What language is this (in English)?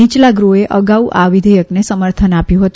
Gujarati